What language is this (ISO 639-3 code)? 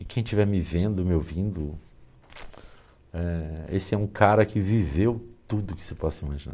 por